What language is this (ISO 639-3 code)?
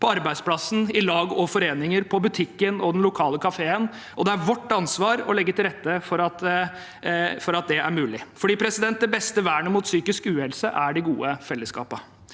nor